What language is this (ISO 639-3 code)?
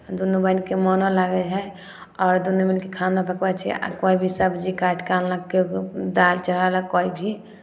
mai